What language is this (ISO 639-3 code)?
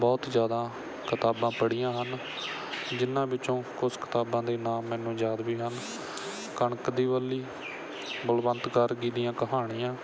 pan